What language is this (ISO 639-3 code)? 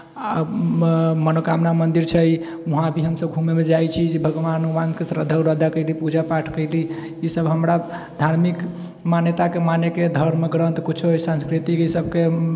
mai